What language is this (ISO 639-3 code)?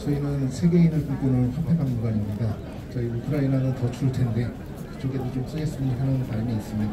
kor